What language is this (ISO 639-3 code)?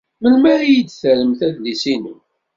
kab